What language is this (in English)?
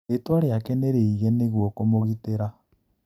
Kikuyu